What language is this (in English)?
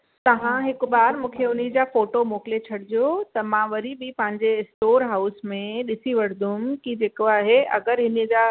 Sindhi